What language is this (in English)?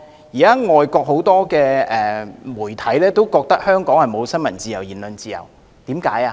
Cantonese